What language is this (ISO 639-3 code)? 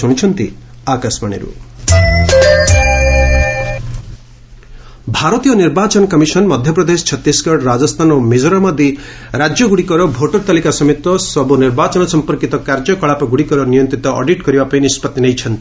ori